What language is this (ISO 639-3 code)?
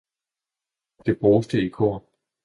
dan